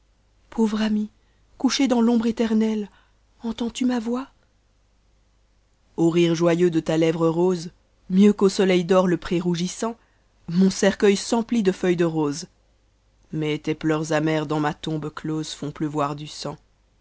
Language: French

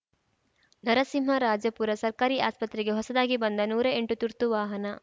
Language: Kannada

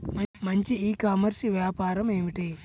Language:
Telugu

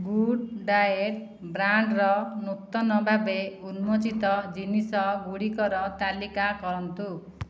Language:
Odia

